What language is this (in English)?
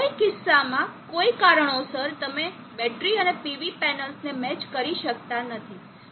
Gujarati